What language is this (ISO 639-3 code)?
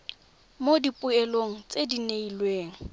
tsn